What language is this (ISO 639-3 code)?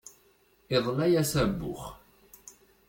kab